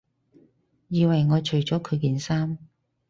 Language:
Cantonese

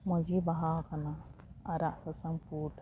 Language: Santali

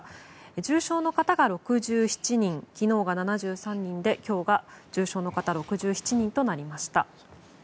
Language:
Japanese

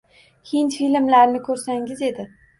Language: Uzbek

